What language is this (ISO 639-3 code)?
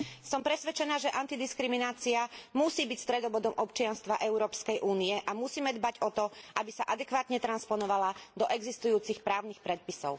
slk